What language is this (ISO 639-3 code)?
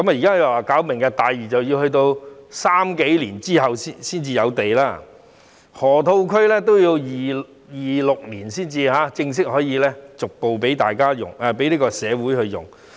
yue